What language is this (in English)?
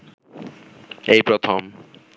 Bangla